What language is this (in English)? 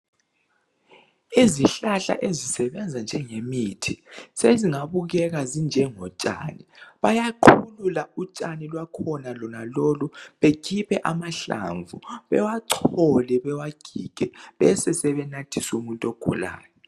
North Ndebele